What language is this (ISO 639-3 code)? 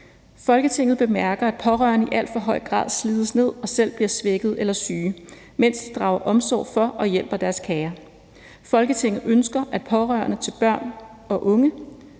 dan